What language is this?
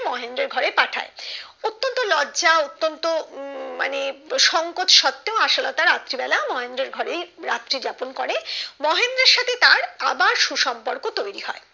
Bangla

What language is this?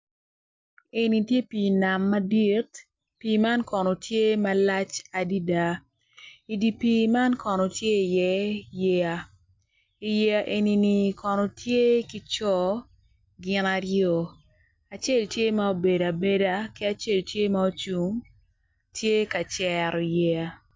Acoli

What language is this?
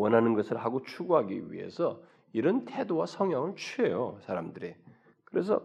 Korean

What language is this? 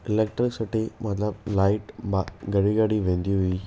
Sindhi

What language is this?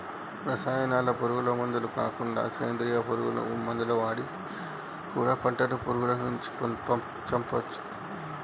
Telugu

